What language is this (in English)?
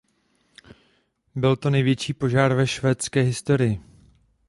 Czech